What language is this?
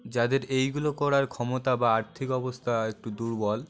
Bangla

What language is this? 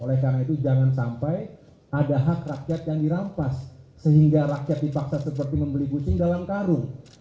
Indonesian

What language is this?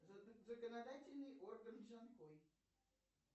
Russian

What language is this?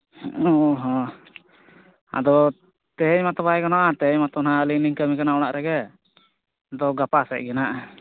Santali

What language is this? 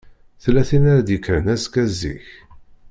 Kabyle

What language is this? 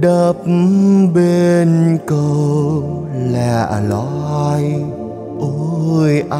Vietnamese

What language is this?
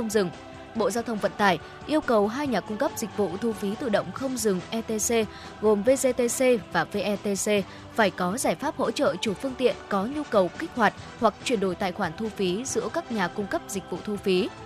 Vietnamese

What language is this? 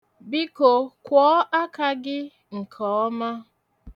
Igbo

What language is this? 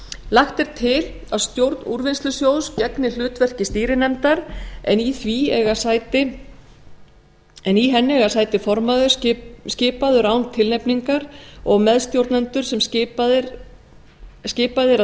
Icelandic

